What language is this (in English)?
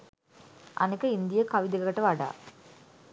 Sinhala